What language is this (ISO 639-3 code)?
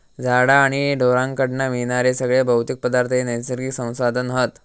mar